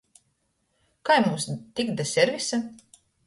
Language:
Latgalian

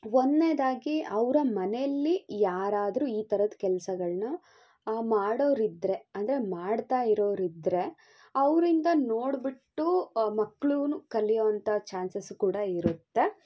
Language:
Kannada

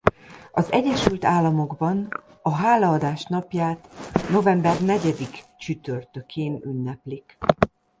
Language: Hungarian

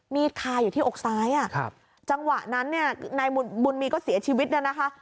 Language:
Thai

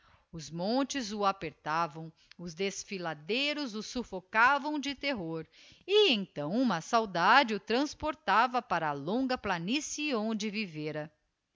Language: Portuguese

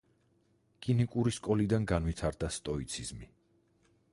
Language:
Georgian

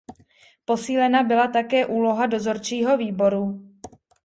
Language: Czech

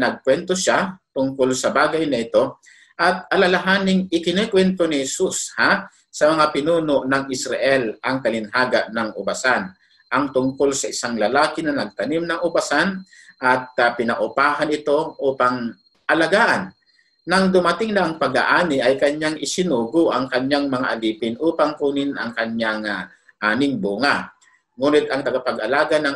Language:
Filipino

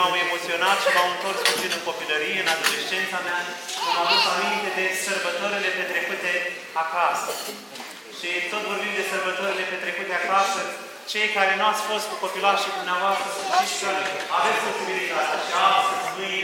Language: Romanian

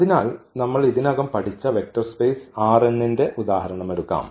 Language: Malayalam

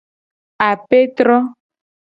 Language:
Gen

